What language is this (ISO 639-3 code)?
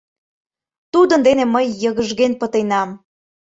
chm